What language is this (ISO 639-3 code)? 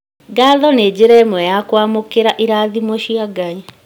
kik